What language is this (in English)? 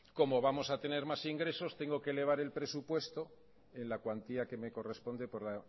Spanish